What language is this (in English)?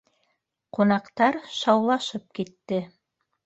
Bashkir